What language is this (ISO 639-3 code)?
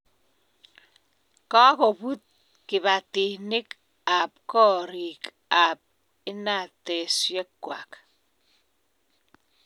kln